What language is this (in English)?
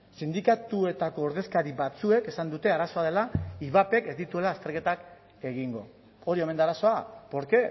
Basque